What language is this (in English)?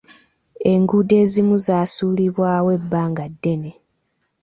Ganda